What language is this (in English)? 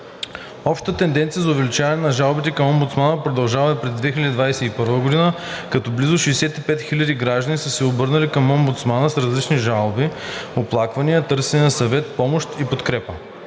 Bulgarian